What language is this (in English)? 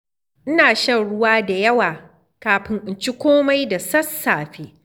Hausa